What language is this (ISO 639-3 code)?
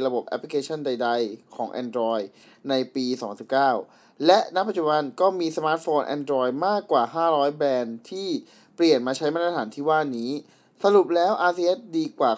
tha